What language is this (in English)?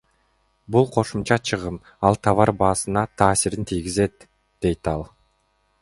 Kyrgyz